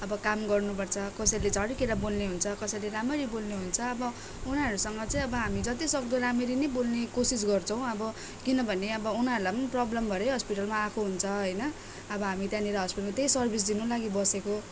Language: Nepali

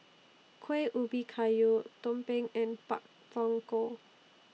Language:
English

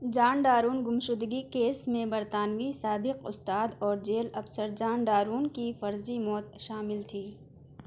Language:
Urdu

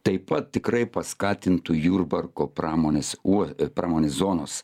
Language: Lithuanian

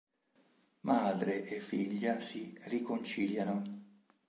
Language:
Italian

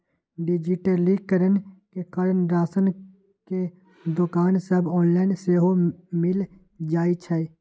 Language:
Magahi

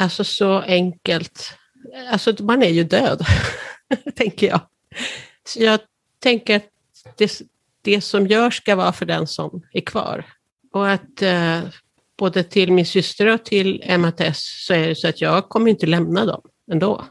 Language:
Swedish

